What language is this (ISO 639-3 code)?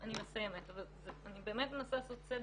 heb